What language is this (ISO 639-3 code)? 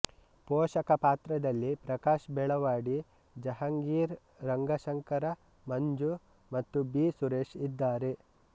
kan